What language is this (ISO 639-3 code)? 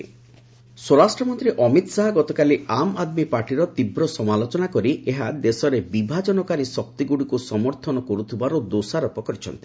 ori